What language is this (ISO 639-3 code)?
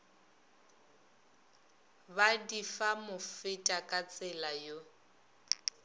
nso